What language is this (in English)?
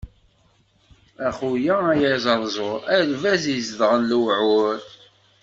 Kabyle